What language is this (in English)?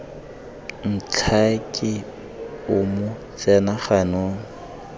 Tswana